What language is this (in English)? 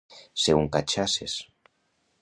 Catalan